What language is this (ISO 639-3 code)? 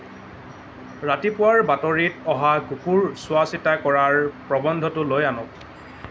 asm